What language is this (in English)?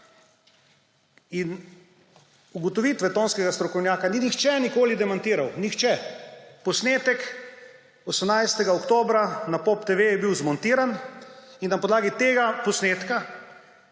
Slovenian